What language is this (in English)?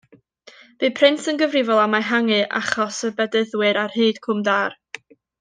Welsh